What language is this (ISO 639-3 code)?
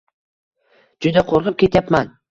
uzb